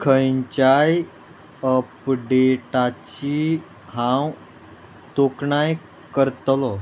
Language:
Konkani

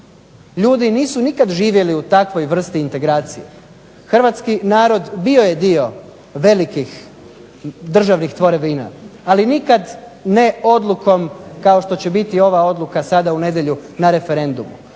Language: Croatian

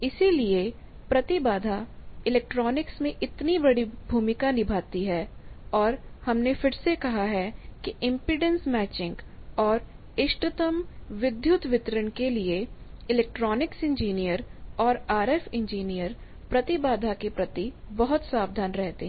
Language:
Hindi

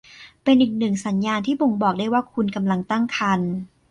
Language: Thai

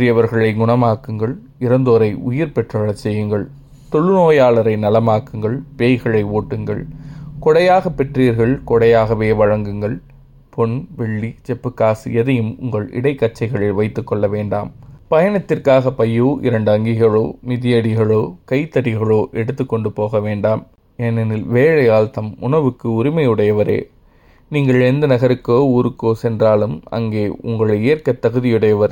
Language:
Tamil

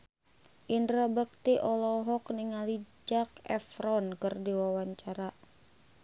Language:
Sundanese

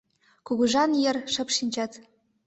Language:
Mari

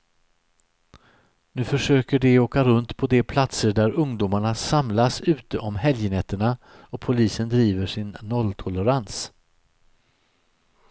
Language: Swedish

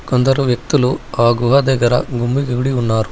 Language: Telugu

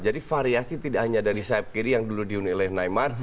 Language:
Indonesian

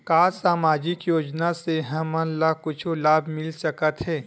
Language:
Chhattisgarhi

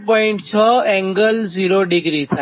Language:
Gujarati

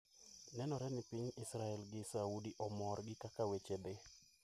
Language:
Luo (Kenya and Tanzania)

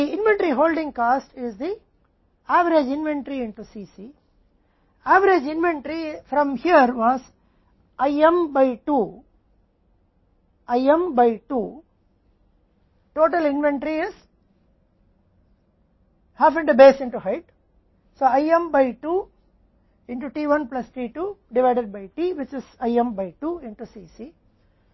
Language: Hindi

